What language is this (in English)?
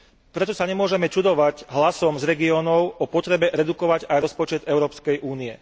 Slovak